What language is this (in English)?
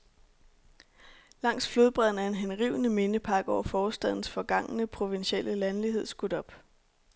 Danish